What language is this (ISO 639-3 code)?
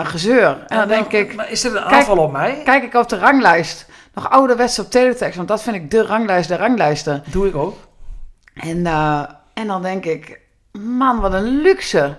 nld